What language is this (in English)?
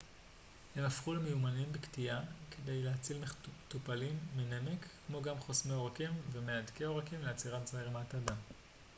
Hebrew